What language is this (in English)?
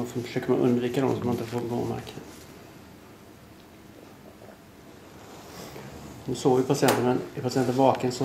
Swedish